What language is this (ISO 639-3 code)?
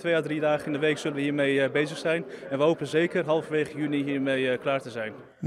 nld